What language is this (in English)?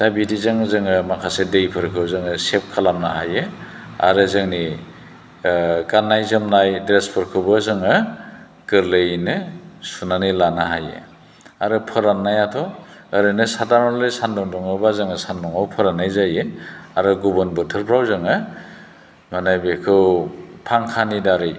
Bodo